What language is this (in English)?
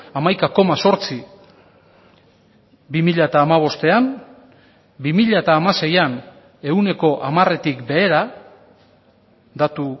Basque